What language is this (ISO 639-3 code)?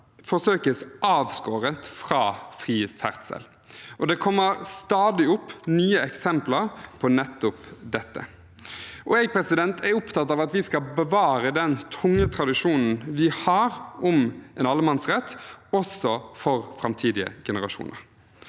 nor